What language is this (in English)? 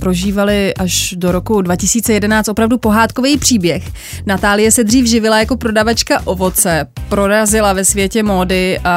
Czech